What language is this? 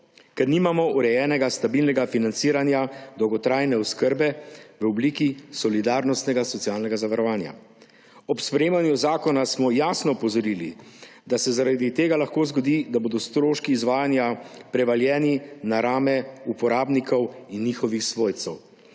Slovenian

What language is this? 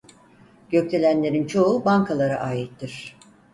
Turkish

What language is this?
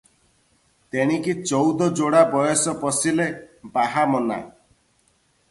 Odia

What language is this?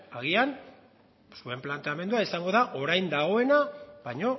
Basque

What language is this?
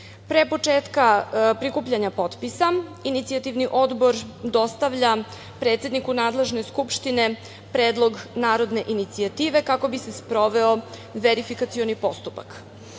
Serbian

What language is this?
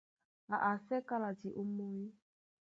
Duala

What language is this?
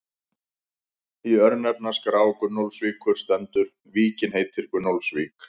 Icelandic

